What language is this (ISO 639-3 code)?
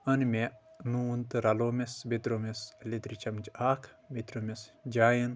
kas